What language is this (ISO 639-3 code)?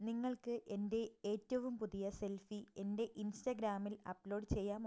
mal